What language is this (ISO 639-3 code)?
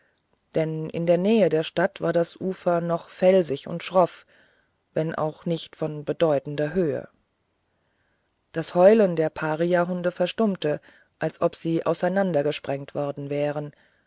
deu